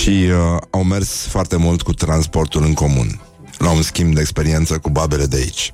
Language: Romanian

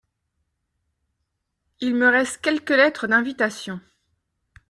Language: French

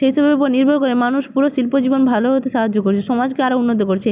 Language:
Bangla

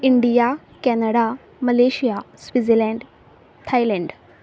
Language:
Konkani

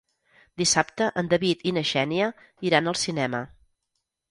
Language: Catalan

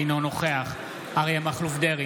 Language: Hebrew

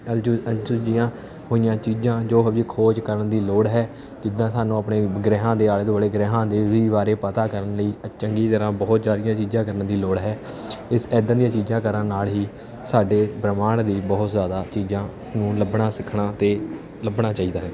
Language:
Punjabi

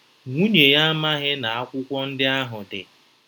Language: Igbo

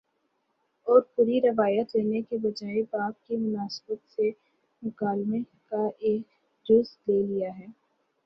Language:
Urdu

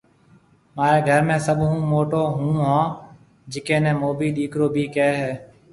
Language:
Marwari (Pakistan)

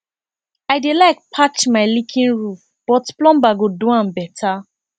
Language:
Nigerian Pidgin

